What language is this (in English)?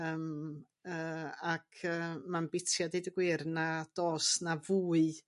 Welsh